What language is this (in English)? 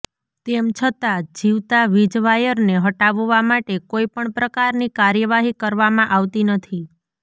Gujarati